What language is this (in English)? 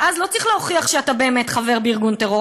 Hebrew